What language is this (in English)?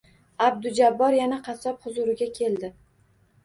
Uzbek